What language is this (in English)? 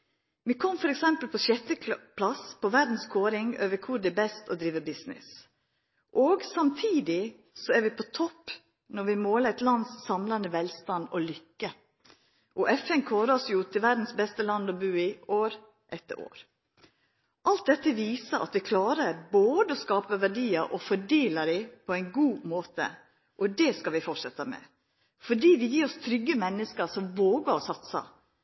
Norwegian Nynorsk